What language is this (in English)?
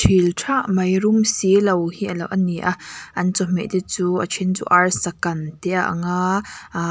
Mizo